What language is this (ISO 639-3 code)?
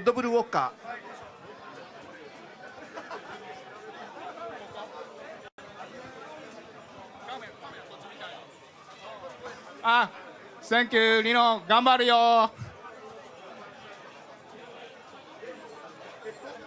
jpn